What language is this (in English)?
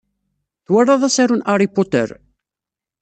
Kabyle